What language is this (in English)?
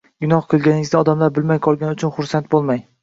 Uzbek